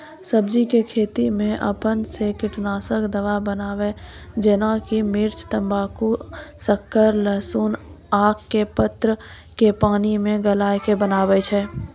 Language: Maithili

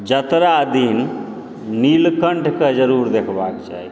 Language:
Maithili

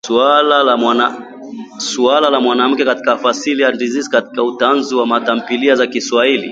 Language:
Swahili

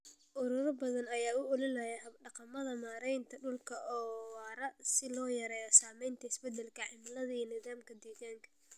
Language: Somali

